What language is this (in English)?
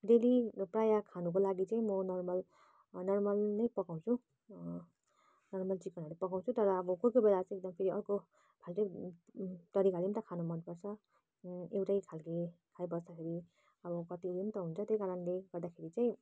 Nepali